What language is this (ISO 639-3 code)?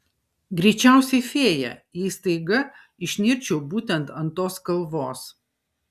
lit